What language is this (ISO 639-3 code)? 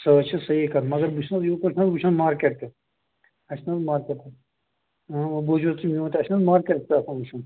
kas